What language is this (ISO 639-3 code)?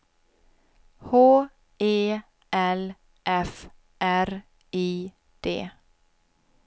swe